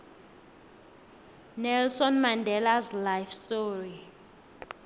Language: South Ndebele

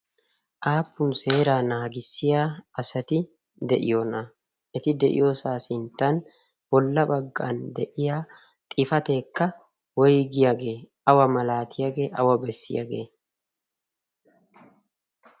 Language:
Wolaytta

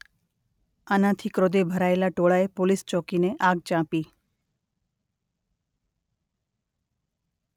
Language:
Gujarati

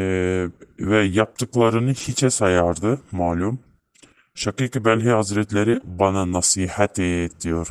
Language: Turkish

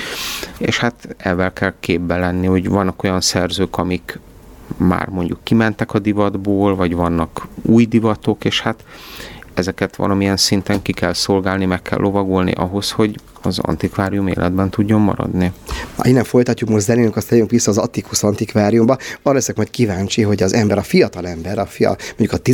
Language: Hungarian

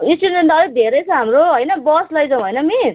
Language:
Nepali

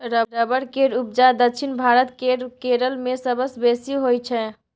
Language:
Maithili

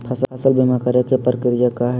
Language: Magahi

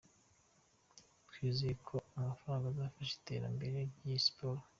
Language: Kinyarwanda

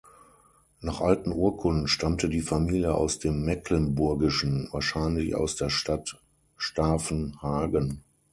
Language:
German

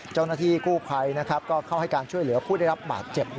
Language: Thai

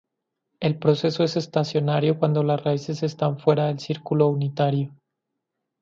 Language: Spanish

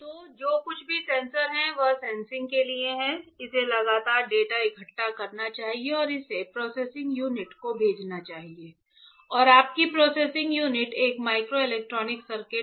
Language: Hindi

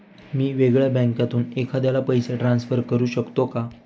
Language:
Marathi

